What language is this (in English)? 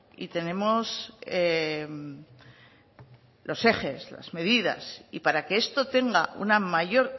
Spanish